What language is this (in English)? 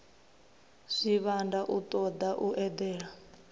Venda